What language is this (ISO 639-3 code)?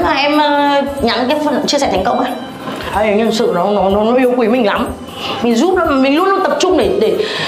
vie